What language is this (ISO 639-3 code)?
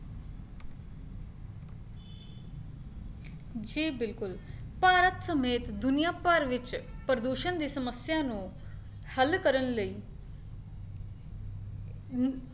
pan